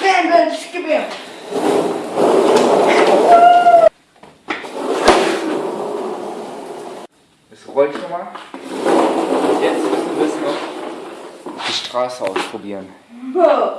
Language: German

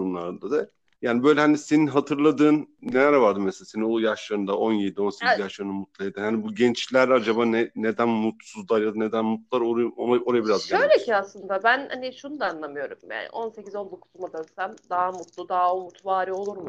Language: Turkish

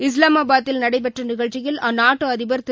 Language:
Tamil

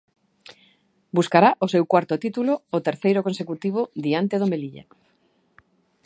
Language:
Galician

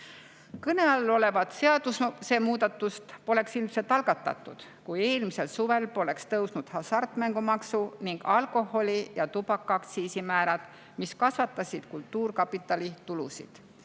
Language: Estonian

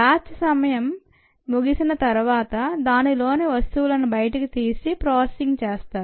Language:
Telugu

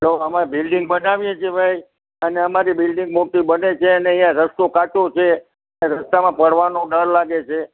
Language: Gujarati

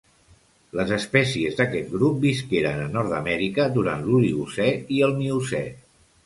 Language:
Catalan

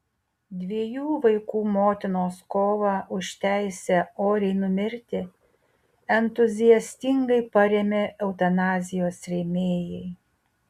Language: Lithuanian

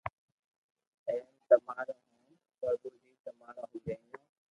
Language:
Loarki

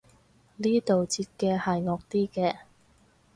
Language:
Cantonese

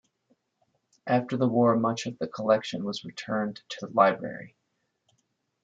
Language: English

